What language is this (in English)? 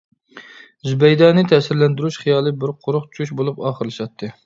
Uyghur